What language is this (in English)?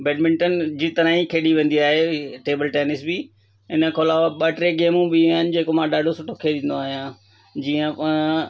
Sindhi